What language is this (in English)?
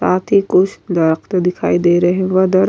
Urdu